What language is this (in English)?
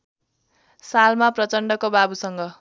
Nepali